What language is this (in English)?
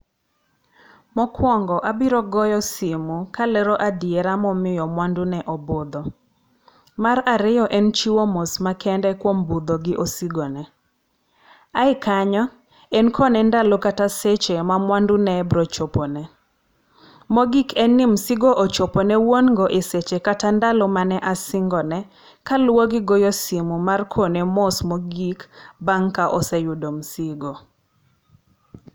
Luo (Kenya and Tanzania)